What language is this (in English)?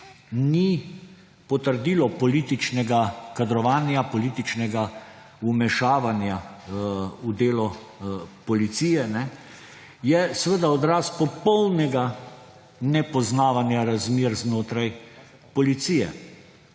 Slovenian